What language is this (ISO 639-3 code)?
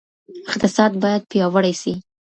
pus